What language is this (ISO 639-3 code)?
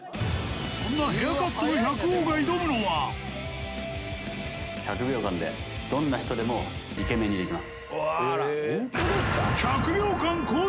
jpn